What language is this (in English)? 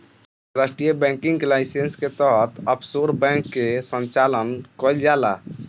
Bhojpuri